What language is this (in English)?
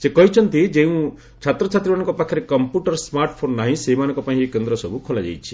Odia